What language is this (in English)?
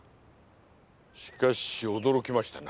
Japanese